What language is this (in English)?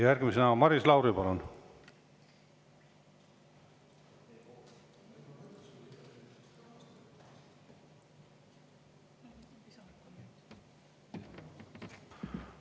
Estonian